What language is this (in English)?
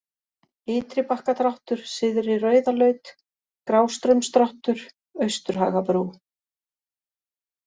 Icelandic